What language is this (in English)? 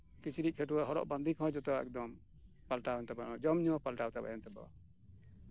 Santali